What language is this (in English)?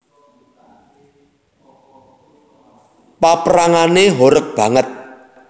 Javanese